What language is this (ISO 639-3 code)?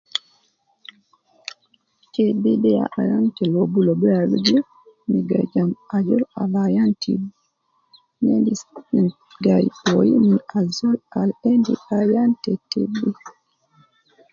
kcn